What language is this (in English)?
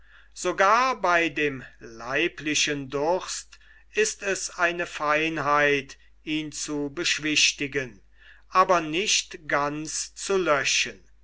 German